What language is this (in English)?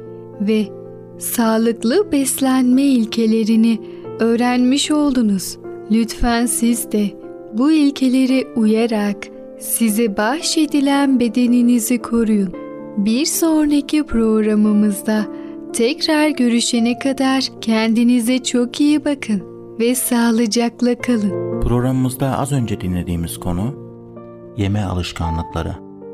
Turkish